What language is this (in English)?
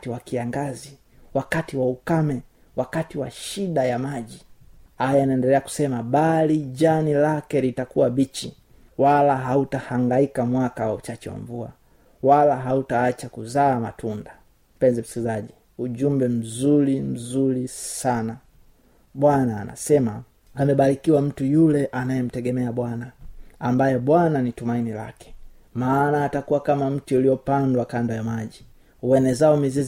Swahili